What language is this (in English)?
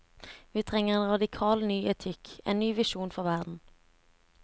Norwegian